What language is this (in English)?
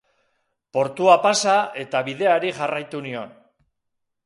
Basque